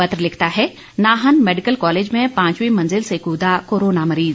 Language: Hindi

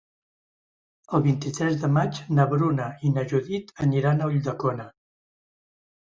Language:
Catalan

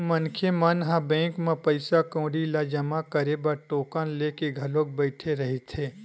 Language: Chhattisgarhi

